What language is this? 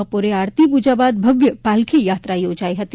Gujarati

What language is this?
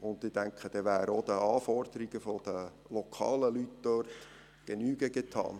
Swiss German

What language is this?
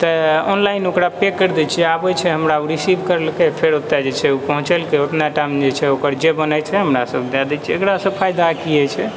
Maithili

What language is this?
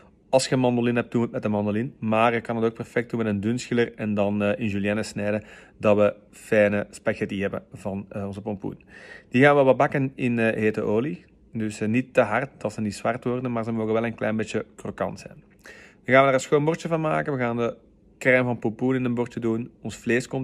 Dutch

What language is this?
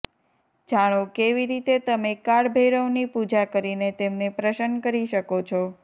Gujarati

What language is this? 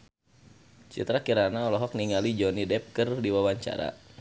Sundanese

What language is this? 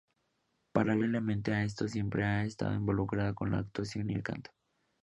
Spanish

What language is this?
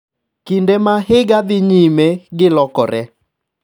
Luo (Kenya and Tanzania)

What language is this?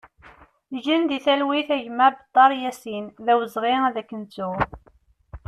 Kabyle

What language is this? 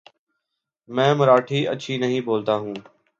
Urdu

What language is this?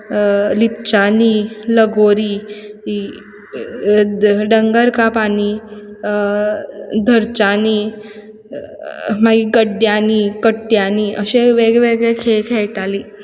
Konkani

